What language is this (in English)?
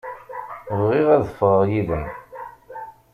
Kabyle